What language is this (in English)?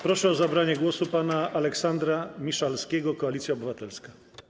Polish